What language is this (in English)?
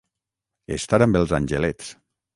Catalan